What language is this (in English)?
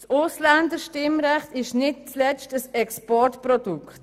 Swiss German